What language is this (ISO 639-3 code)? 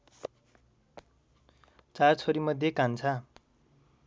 nep